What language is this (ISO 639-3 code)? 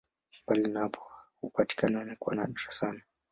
swa